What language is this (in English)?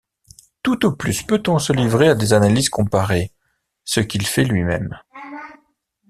French